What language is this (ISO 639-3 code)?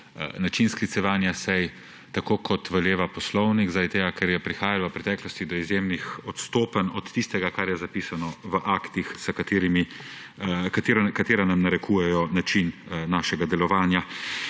slv